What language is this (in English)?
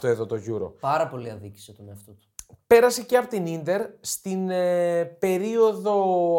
Greek